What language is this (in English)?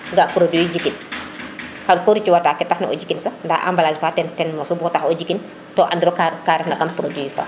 Serer